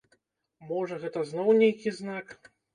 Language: Belarusian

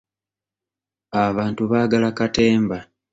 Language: Ganda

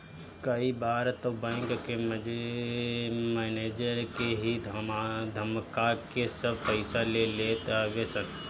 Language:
Bhojpuri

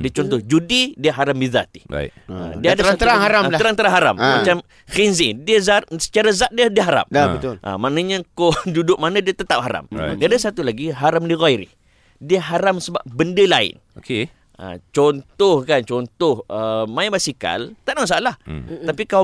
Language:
Malay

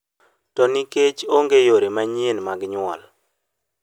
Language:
Luo (Kenya and Tanzania)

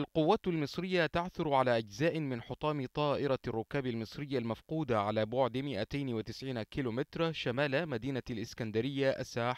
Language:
Arabic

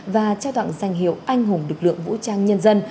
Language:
Vietnamese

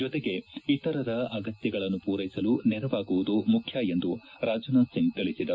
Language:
Kannada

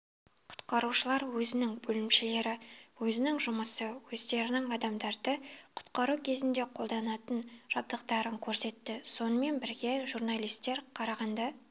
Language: Kazakh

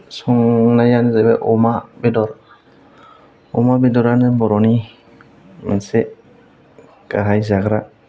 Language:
Bodo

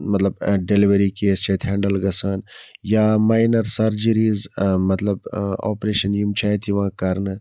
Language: Kashmiri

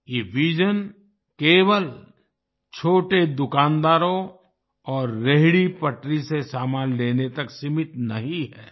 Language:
Hindi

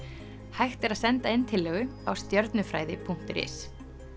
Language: Icelandic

